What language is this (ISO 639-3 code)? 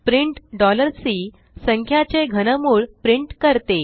mar